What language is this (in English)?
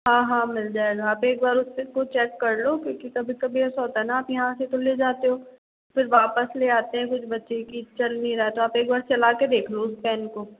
Hindi